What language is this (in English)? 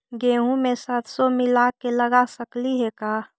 Magahi